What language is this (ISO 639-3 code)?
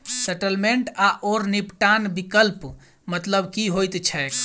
mai